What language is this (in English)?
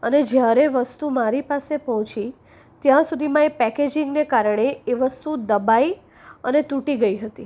Gujarati